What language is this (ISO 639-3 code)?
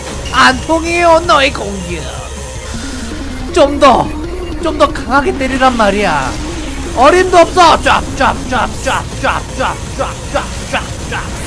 kor